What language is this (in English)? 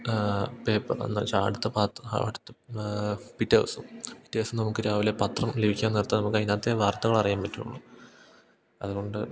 Malayalam